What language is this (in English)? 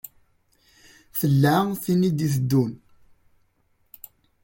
Kabyle